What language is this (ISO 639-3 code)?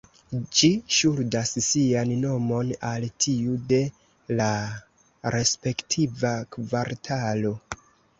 epo